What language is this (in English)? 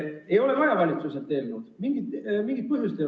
Estonian